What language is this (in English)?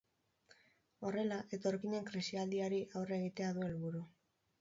Basque